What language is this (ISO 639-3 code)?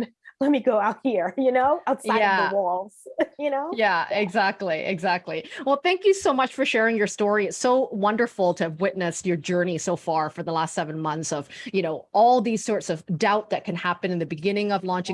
eng